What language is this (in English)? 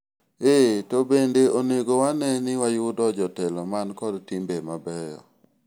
Luo (Kenya and Tanzania)